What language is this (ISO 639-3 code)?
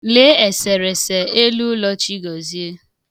ibo